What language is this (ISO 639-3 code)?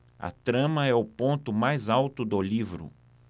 por